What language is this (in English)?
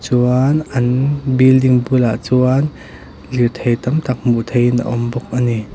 Mizo